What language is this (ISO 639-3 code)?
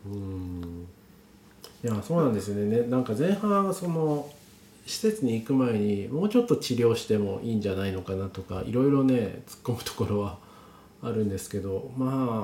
jpn